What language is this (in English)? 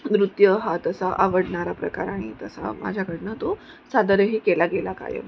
Marathi